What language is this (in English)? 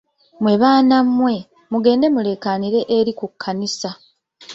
Ganda